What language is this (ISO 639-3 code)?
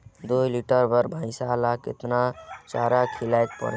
hne